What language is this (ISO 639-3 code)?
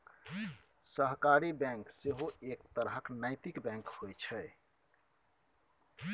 mai